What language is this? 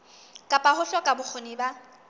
Southern Sotho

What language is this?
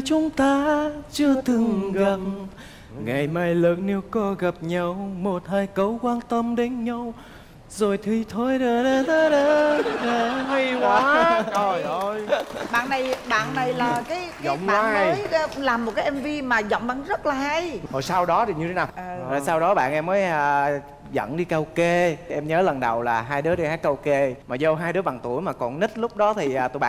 Vietnamese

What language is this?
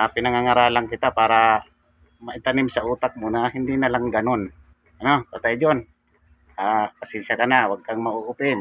Filipino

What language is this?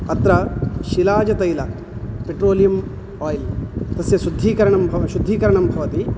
Sanskrit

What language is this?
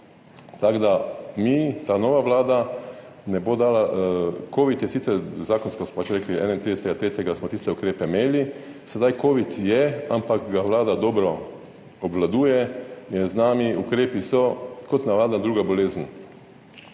Slovenian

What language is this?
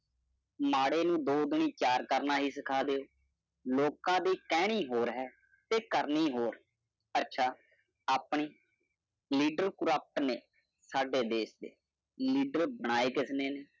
Punjabi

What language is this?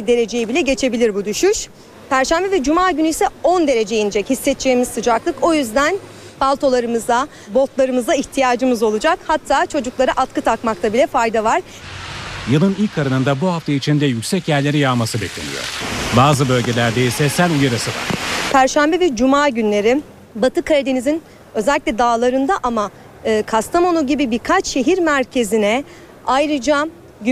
Turkish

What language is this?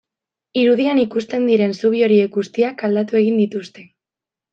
Basque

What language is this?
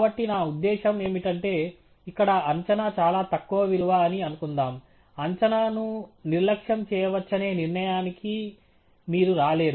Telugu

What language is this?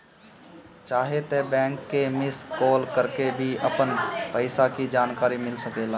Bhojpuri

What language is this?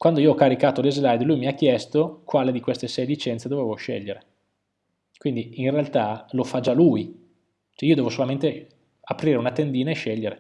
Italian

